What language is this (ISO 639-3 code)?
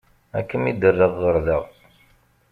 kab